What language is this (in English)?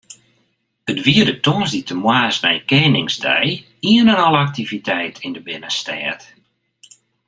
Western Frisian